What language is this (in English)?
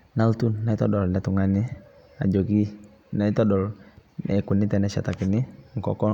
Masai